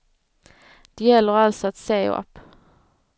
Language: Swedish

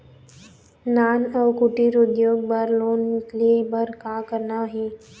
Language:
Chhattisgarhi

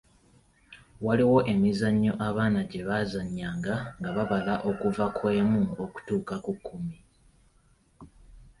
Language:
Ganda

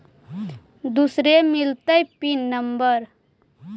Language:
Magahi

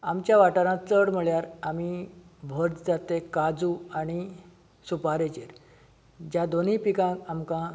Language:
Konkani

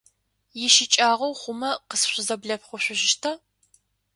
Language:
Adyghe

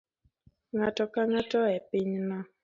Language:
Luo (Kenya and Tanzania)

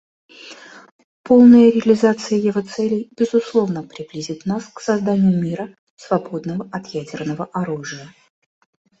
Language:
Russian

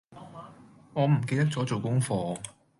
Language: Cantonese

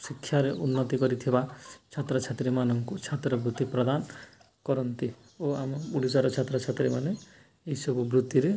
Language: Odia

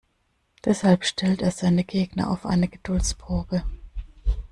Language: German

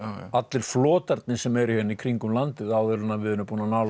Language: Icelandic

